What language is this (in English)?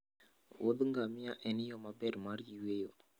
Luo (Kenya and Tanzania)